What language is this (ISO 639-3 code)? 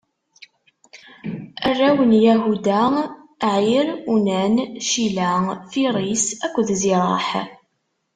kab